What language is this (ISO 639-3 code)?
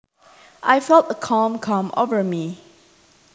jav